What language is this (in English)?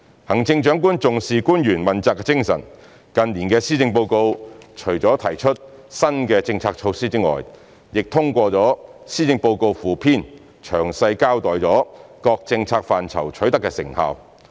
Cantonese